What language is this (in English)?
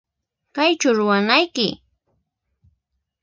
Puno Quechua